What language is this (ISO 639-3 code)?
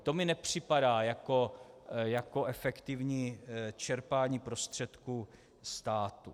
ces